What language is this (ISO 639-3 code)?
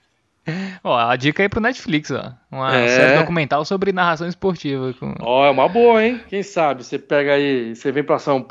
por